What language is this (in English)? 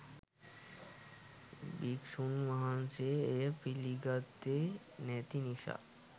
Sinhala